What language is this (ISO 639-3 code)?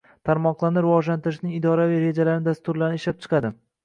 uzb